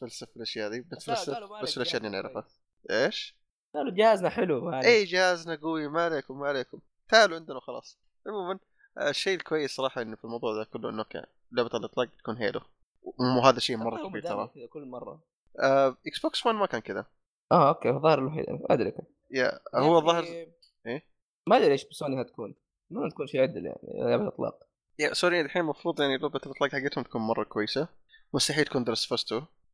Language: Arabic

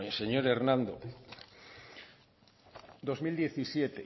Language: Spanish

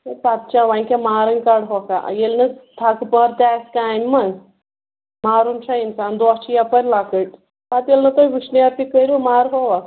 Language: Kashmiri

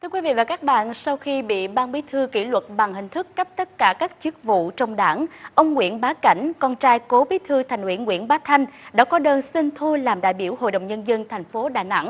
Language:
Vietnamese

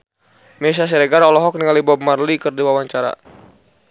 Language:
Sundanese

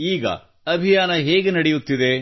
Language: Kannada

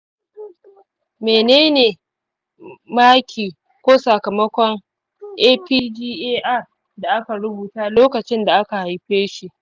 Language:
Hausa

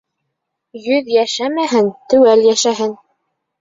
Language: Bashkir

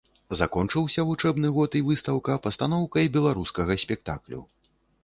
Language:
Belarusian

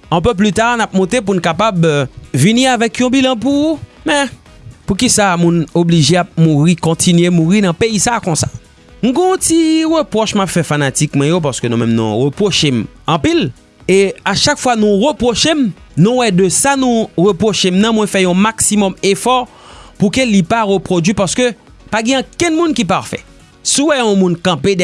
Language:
French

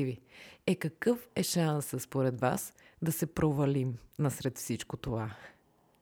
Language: Bulgarian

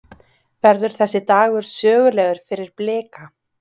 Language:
Icelandic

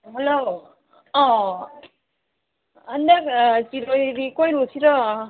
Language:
Manipuri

